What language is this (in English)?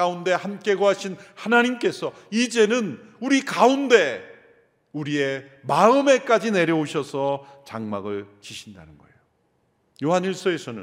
Korean